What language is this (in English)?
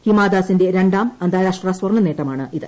Malayalam